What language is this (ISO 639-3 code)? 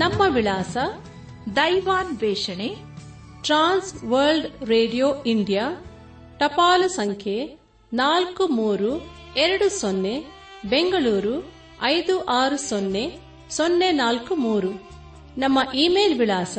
kan